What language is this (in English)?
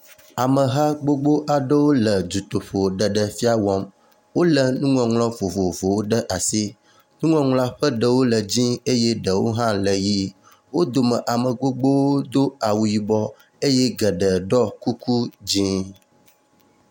Ewe